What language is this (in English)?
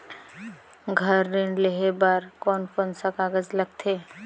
Chhattisgarhi